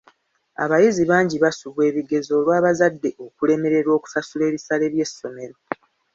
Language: Ganda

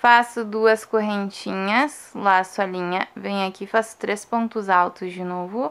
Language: Portuguese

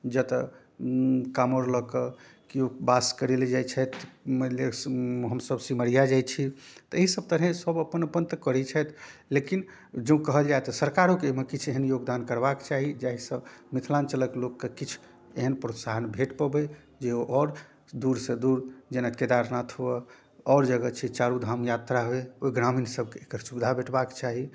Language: Maithili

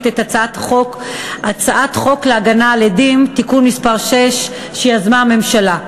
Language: Hebrew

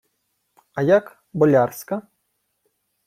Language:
Ukrainian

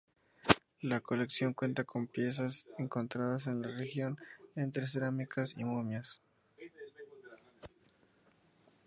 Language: Spanish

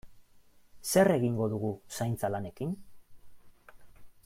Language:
Basque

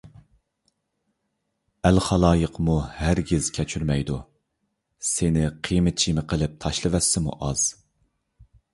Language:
Uyghur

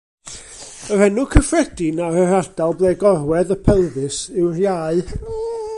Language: Welsh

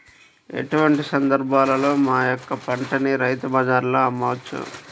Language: Telugu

